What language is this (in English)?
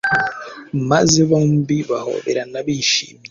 Kinyarwanda